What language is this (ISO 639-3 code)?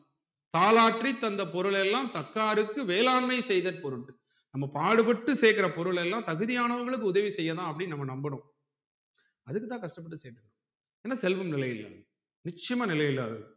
tam